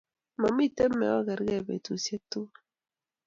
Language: Kalenjin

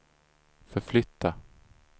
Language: Swedish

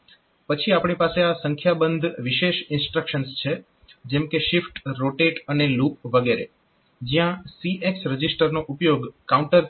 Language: Gujarati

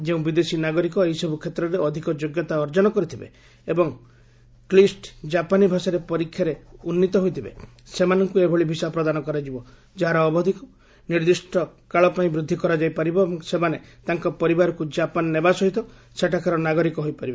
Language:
Odia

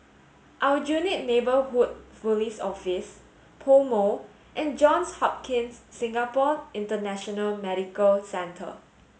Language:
English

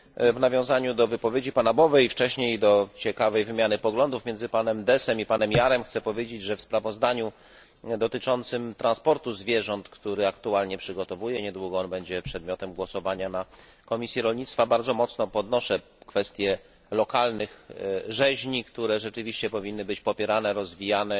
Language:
Polish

